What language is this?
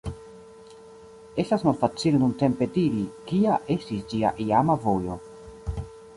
Esperanto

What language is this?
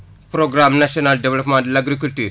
Wolof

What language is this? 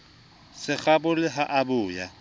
Southern Sotho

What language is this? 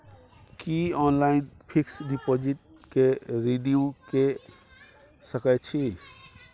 Maithili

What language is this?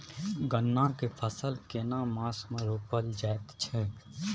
Maithili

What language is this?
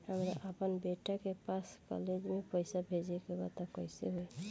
Bhojpuri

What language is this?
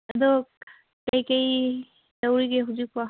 Manipuri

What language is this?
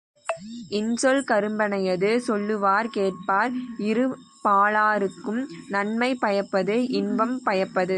Tamil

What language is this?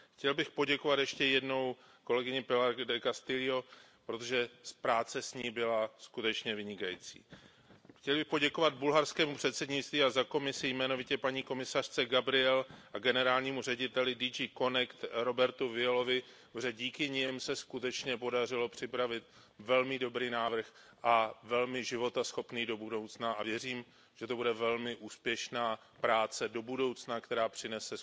Czech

